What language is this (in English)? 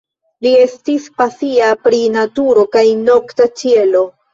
Esperanto